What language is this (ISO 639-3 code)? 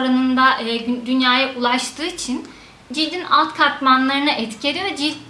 tur